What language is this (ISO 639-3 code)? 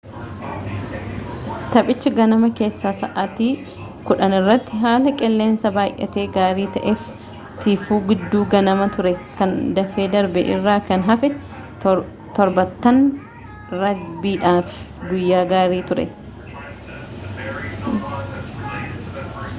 orm